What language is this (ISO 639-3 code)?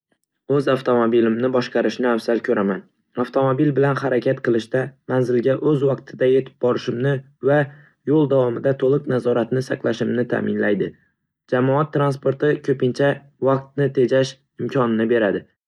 uzb